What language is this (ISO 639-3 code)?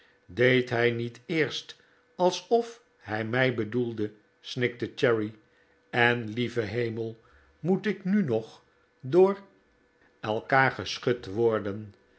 nld